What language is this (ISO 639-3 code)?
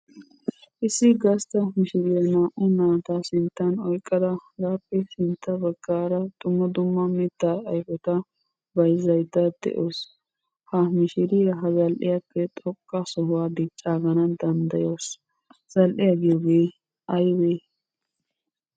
wal